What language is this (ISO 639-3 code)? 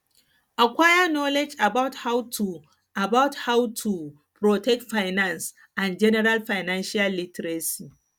pcm